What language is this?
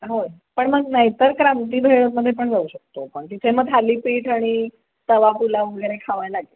Marathi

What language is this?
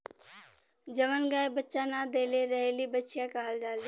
Bhojpuri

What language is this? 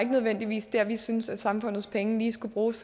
Danish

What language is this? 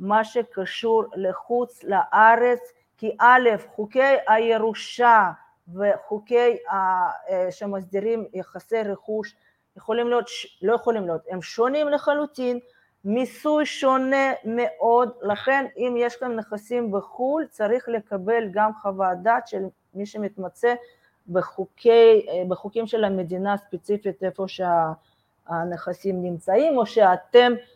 Hebrew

